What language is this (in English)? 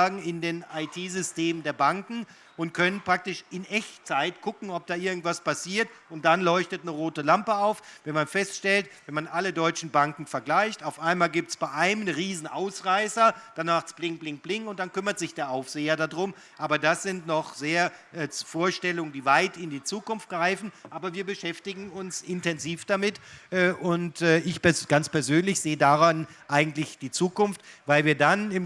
German